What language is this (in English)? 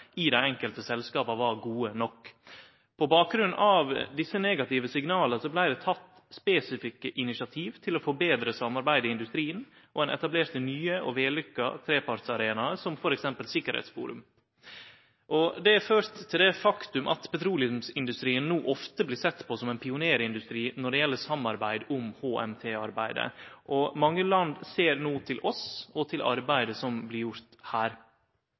Norwegian Nynorsk